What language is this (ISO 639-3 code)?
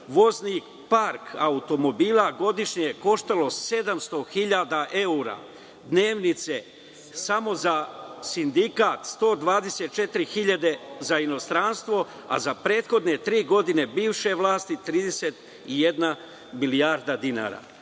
srp